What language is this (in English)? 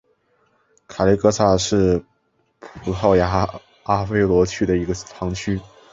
Chinese